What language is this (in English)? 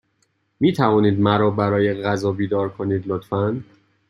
Persian